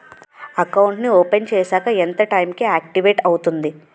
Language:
Telugu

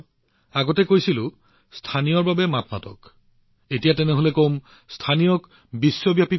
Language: Assamese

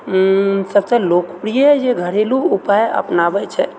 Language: Maithili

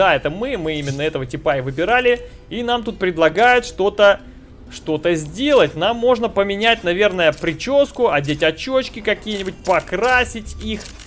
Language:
Russian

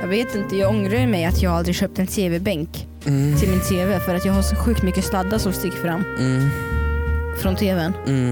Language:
Swedish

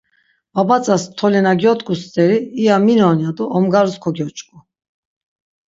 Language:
Laz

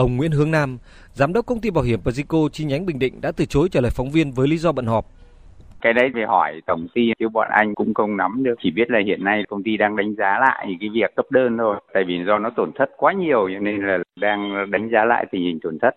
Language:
Vietnamese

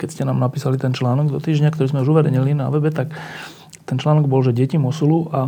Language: Slovak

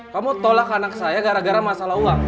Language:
Indonesian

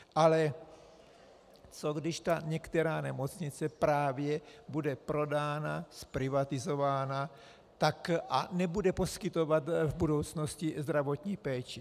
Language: Czech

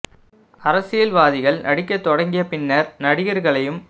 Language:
Tamil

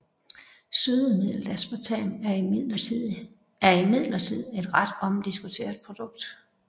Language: Danish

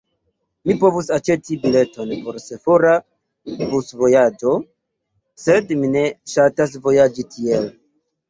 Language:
Esperanto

